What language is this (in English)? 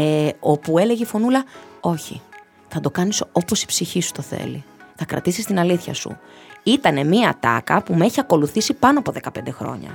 Greek